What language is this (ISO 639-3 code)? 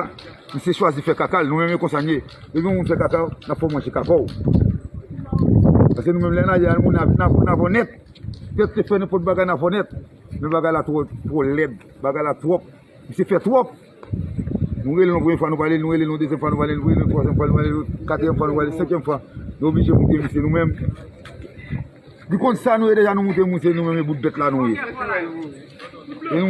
fra